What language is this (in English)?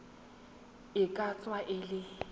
Tswana